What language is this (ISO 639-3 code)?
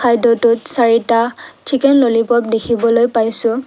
asm